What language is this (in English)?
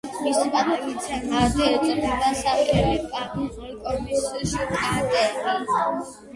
Georgian